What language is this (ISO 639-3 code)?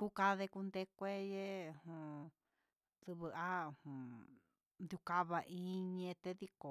mxs